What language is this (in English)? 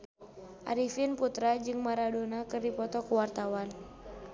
Sundanese